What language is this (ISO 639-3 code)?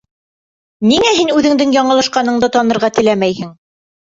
bak